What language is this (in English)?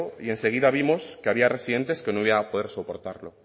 Spanish